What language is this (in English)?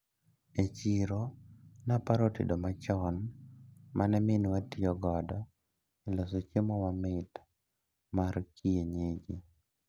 Luo (Kenya and Tanzania)